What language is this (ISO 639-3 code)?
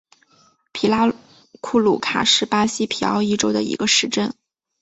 zho